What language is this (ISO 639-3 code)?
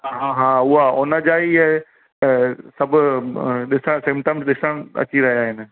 snd